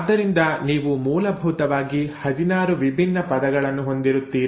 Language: Kannada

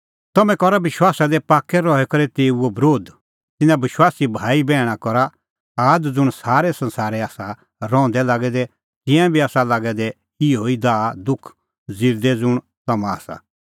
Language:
Kullu Pahari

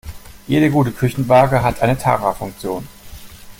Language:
German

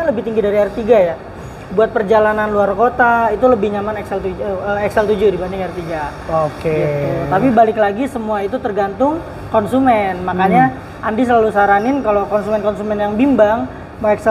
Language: Indonesian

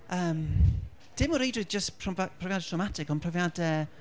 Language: Welsh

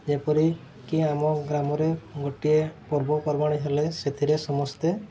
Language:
Odia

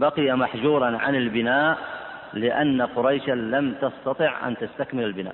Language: Arabic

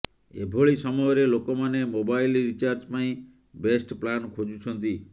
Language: Odia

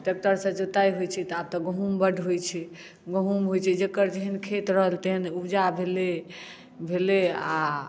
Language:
Maithili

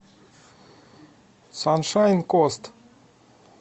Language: Russian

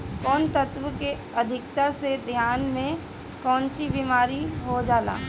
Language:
Bhojpuri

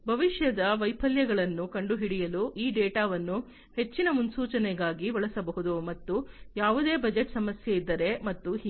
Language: Kannada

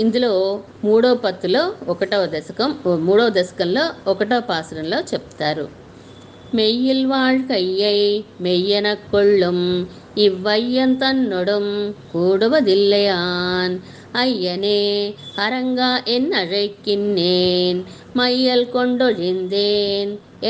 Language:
Telugu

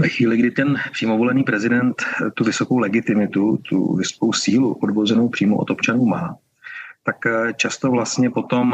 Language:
Czech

